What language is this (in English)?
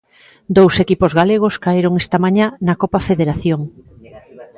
Galician